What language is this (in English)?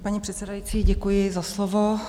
Czech